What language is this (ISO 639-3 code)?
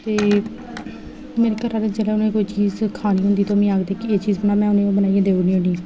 doi